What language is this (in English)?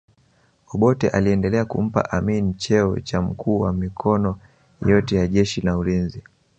Swahili